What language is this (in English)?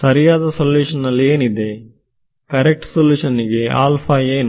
Kannada